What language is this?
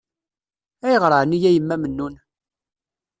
Kabyle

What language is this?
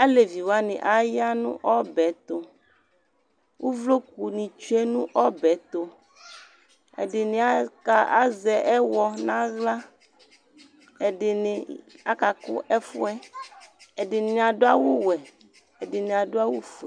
Ikposo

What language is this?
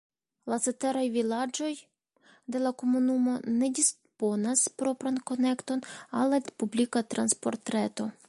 Esperanto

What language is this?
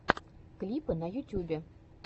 Russian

